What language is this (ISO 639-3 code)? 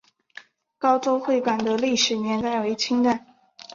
zho